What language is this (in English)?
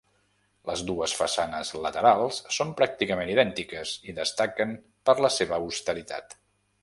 Catalan